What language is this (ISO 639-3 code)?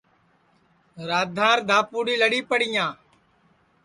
ssi